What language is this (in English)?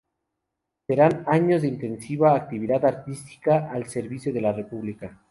Spanish